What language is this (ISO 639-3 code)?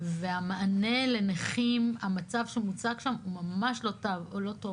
heb